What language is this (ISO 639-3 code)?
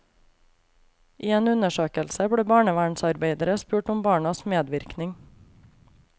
nor